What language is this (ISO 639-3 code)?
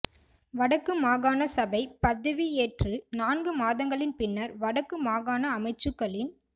tam